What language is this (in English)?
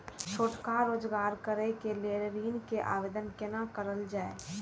Maithili